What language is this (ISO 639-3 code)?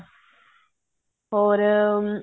pan